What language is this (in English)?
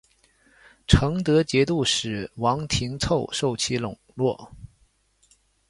Chinese